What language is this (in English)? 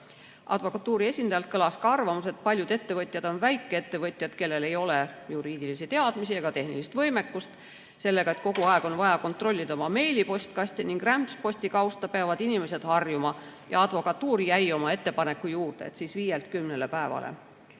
Estonian